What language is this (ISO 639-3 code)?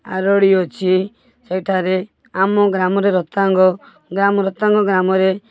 ori